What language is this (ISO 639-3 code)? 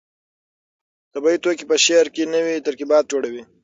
pus